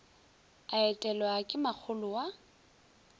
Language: Northern Sotho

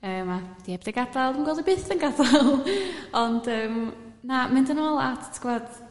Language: Welsh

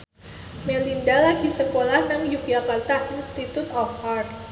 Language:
Javanese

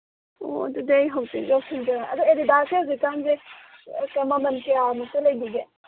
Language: Manipuri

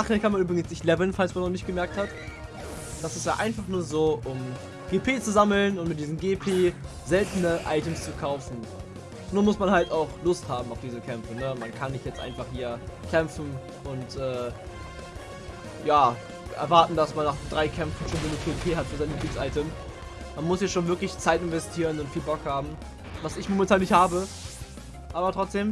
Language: German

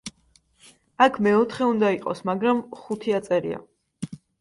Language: Georgian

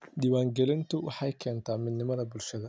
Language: Somali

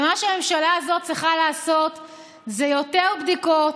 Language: Hebrew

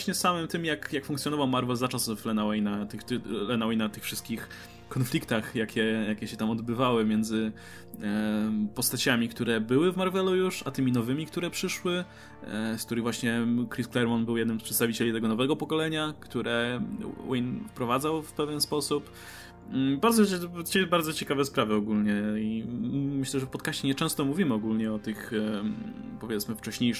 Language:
Polish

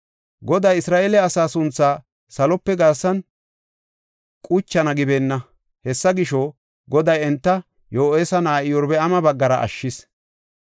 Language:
Gofa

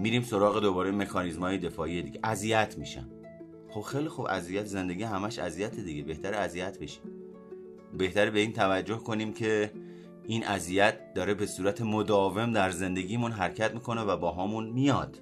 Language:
Persian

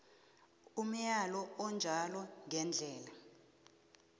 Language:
South Ndebele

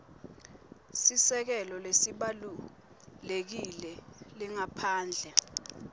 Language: Swati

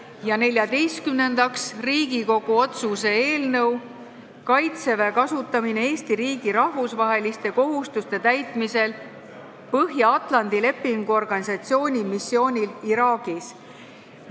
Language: Estonian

